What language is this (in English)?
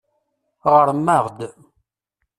Kabyle